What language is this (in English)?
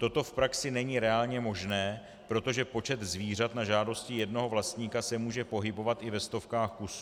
Czech